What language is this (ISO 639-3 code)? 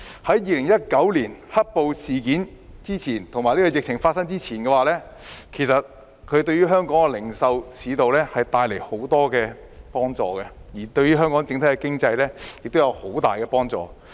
yue